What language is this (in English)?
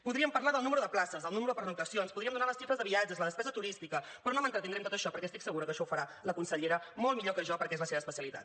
Catalan